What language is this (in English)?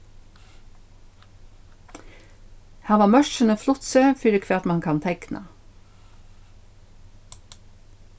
Faroese